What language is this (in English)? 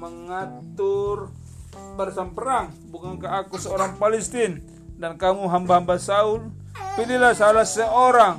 Indonesian